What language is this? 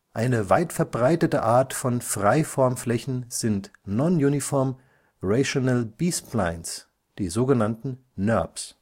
German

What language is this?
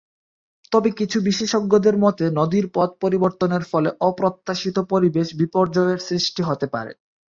Bangla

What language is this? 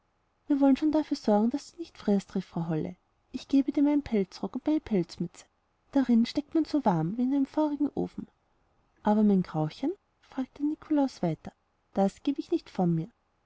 German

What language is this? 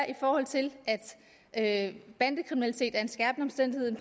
Danish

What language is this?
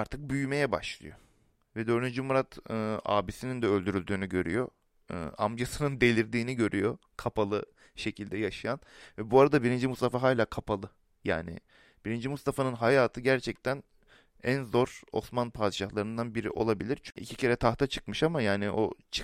Turkish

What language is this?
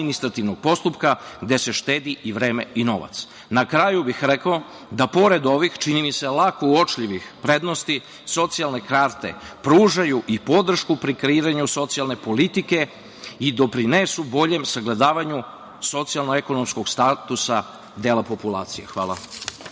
Serbian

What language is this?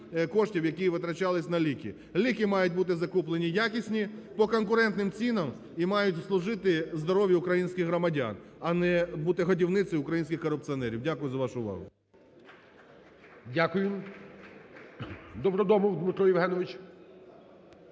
Ukrainian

